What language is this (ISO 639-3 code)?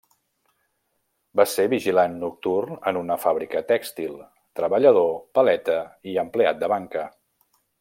cat